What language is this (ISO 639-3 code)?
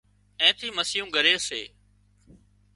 kxp